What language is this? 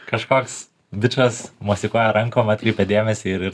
Lithuanian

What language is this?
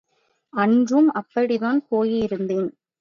Tamil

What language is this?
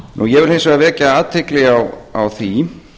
Icelandic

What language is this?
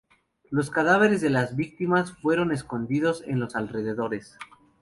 Spanish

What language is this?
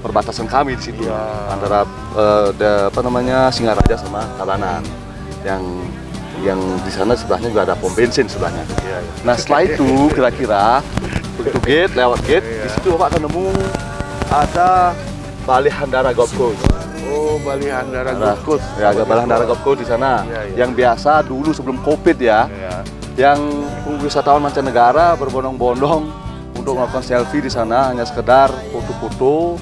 Indonesian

